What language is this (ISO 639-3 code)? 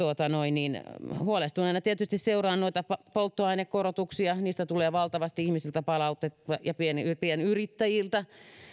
fin